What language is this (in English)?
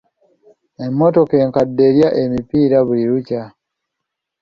Ganda